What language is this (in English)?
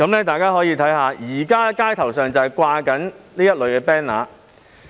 Cantonese